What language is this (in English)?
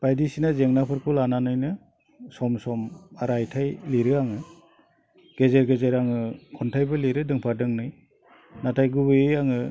Bodo